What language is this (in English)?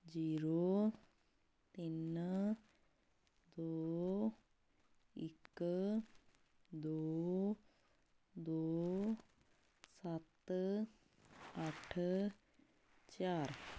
Punjabi